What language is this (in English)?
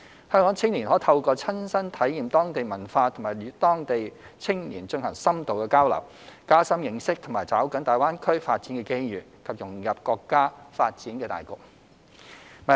Cantonese